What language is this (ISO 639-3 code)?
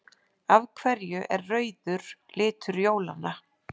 isl